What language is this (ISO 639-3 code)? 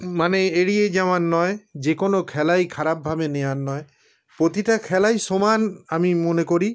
ben